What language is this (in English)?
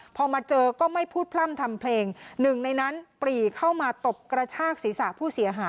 Thai